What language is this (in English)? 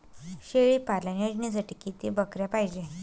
Marathi